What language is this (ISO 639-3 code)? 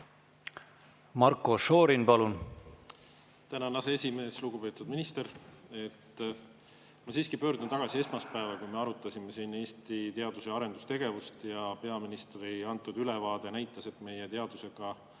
est